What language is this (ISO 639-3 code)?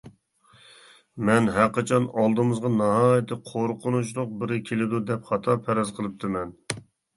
uig